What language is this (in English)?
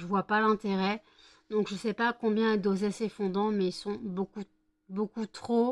French